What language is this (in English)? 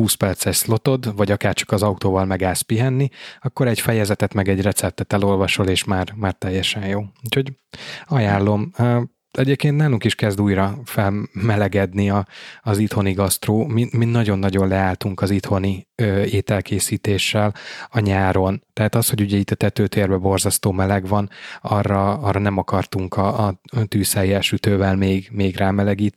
Hungarian